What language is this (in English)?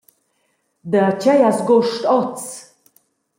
Romansh